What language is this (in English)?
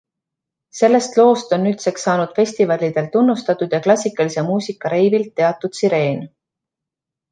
Estonian